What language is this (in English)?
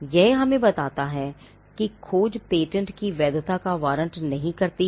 Hindi